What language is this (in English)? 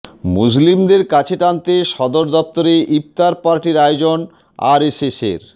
Bangla